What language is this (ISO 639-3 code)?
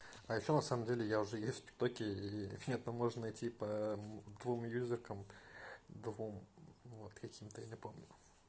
rus